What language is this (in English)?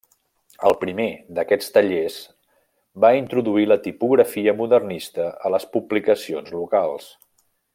Catalan